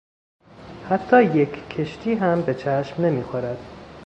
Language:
Persian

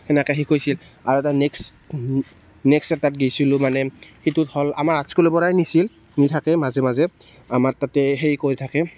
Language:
Assamese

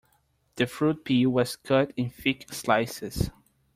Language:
English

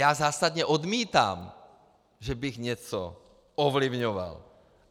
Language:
Czech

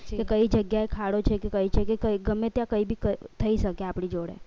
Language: Gujarati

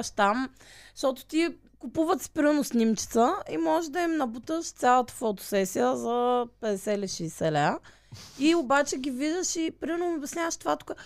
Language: Bulgarian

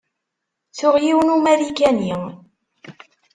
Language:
Kabyle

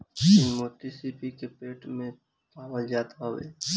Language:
Bhojpuri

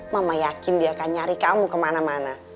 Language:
Indonesian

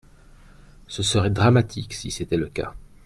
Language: French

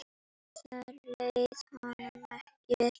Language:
Icelandic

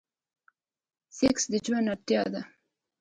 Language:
Pashto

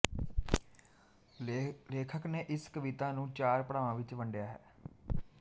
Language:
Punjabi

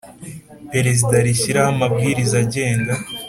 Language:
Kinyarwanda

